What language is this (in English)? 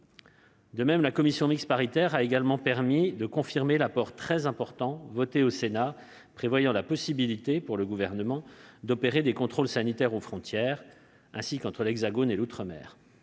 French